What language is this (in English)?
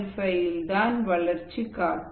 Tamil